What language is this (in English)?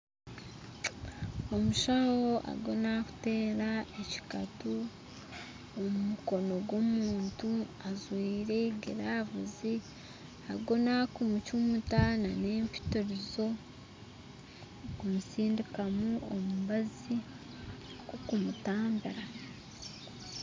Nyankole